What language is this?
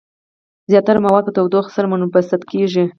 Pashto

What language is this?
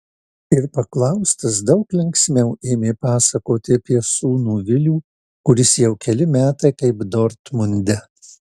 Lithuanian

